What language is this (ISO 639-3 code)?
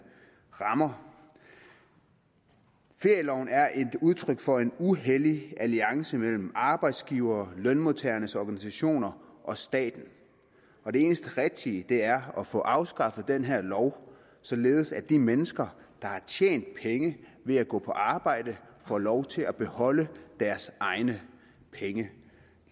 dan